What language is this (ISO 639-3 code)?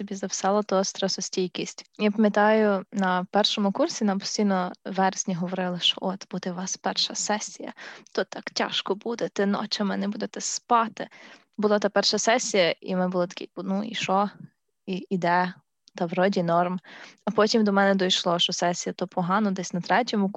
ukr